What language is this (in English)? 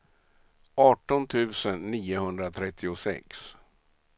Swedish